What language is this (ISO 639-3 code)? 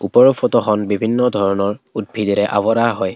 asm